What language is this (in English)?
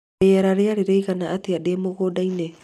Kikuyu